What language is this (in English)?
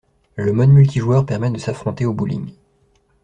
French